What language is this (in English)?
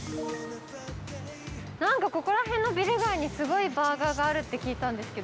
Japanese